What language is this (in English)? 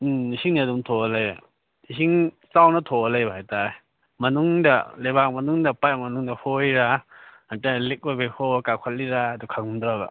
Manipuri